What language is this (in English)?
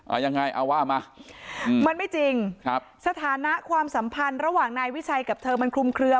Thai